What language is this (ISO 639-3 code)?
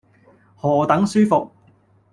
yue